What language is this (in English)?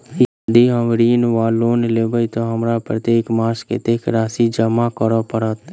Maithili